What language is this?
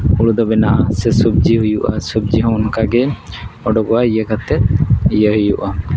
Santali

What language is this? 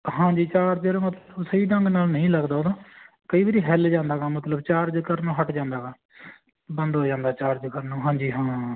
Punjabi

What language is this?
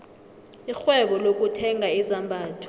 South Ndebele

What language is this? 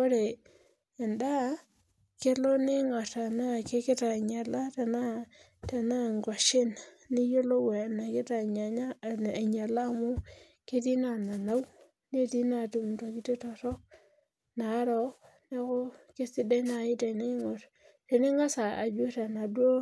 Masai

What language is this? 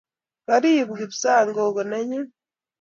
Kalenjin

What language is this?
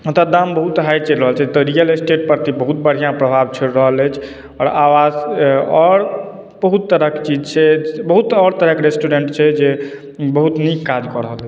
Maithili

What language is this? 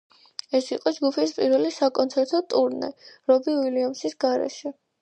Georgian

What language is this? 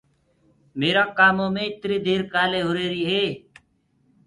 Gurgula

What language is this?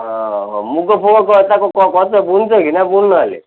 Odia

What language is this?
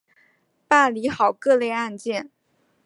Chinese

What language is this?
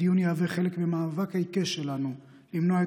Hebrew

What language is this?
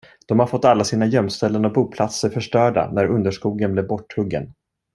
Swedish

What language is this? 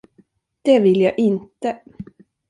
Swedish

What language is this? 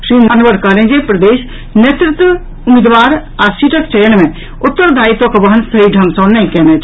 Maithili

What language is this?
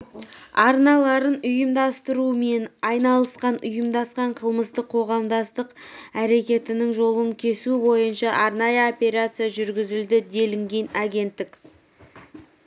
Kazakh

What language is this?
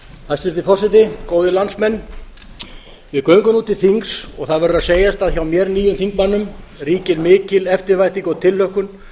Icelandic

